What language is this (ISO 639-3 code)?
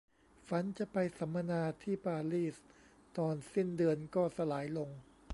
tha